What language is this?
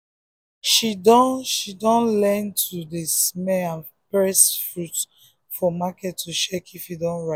Nigerian Pidgin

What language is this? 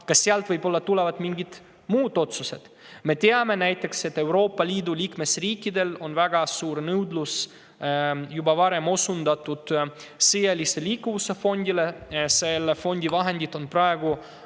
Estonian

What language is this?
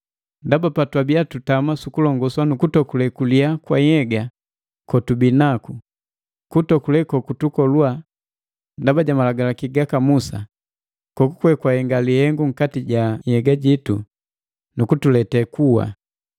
Matengo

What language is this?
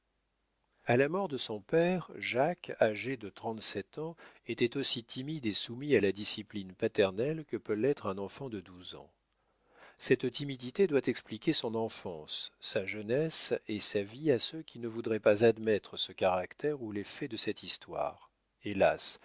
French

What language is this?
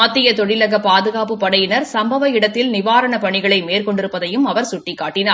Tamil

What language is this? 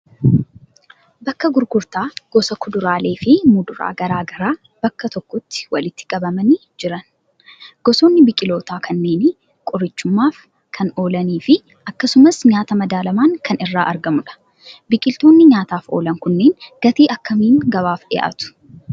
Oromo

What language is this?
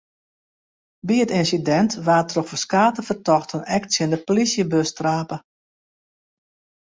Western Frisian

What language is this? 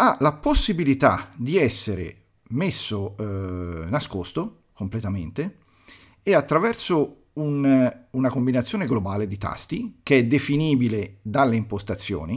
Italian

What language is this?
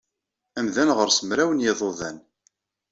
Kabyle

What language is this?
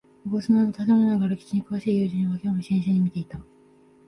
Japanese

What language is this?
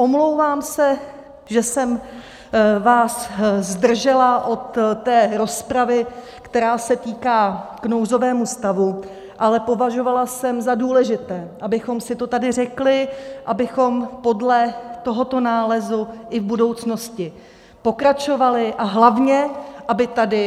Czech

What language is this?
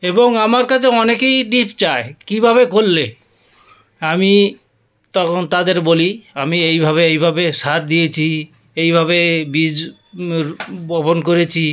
Bangla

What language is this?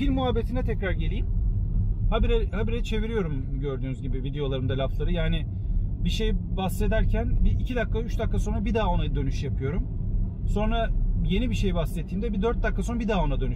Turkish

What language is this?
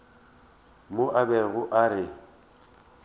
Northern Sotho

